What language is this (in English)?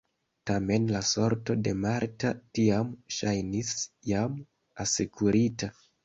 Esperanto